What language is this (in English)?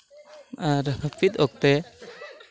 Santali